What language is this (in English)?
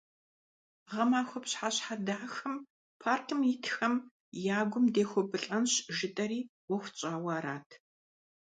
Kabardian